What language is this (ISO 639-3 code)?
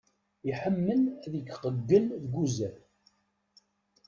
kab